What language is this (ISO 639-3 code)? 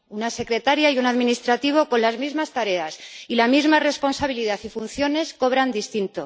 spa